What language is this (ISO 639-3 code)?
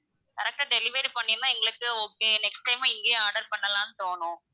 tam